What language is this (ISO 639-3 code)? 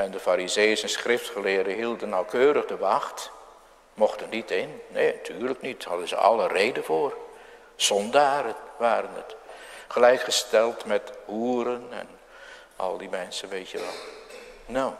nld